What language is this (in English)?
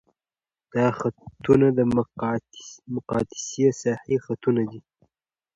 Pashto